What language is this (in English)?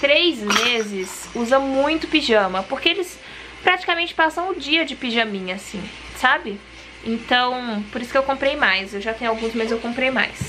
Portuguese